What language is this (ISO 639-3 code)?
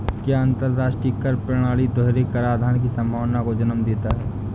hin